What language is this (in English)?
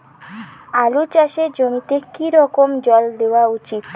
Bangla